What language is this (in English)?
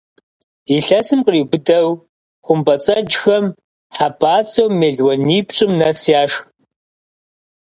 Kabardian